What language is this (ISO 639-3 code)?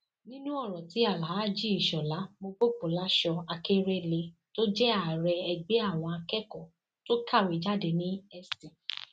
yor